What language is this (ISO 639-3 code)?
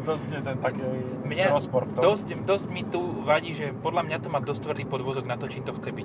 slk